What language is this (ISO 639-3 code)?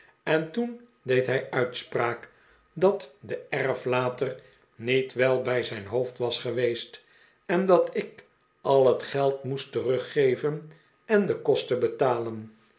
nld